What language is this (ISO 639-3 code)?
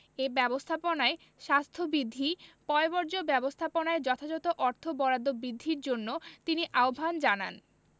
ben